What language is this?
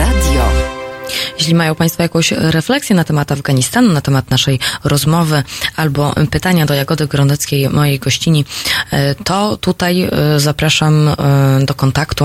Polish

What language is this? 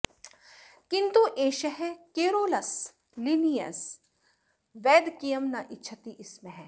Sanskrit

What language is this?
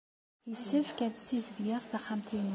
Kabyle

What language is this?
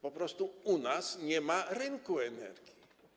Polish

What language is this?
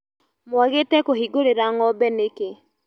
Kikuyu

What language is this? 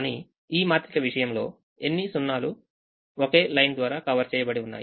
Telugu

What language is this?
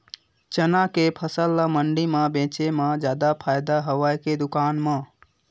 Chhattisgarhi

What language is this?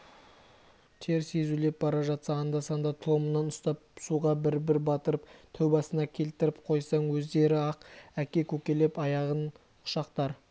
Kazakh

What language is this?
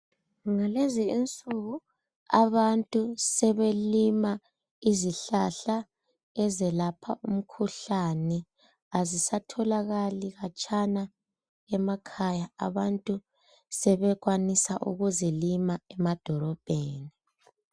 North Ndebele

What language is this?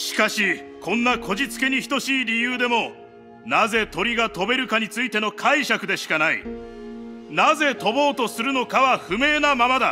Japanese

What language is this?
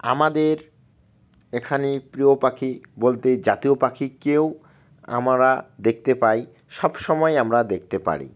Bangla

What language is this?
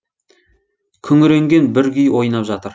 Kazakh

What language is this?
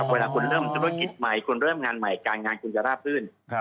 Thai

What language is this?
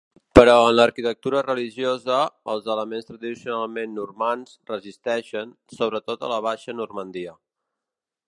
Catalan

